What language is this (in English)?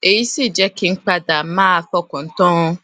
Yoruba